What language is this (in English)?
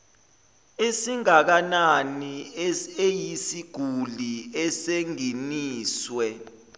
Zulu